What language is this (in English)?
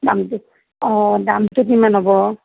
Assamese